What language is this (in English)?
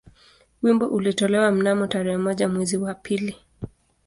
Swahili